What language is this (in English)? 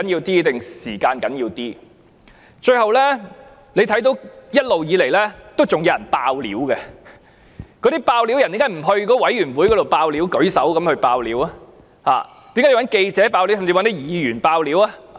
Cantonese